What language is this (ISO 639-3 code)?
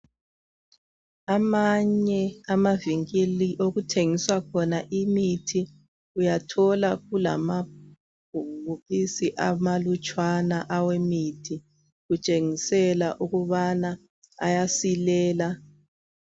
nde